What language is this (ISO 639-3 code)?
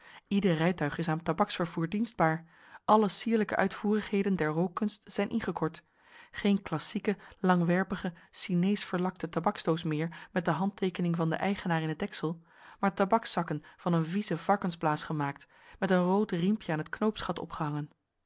nld